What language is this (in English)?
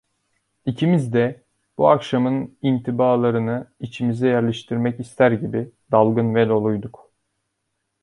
Turkish